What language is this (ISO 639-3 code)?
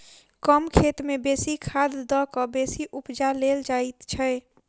mai